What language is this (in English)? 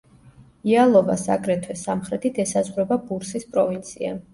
Georgian